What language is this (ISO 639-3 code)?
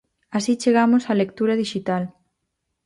glg